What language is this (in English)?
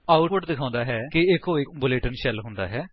Punjabi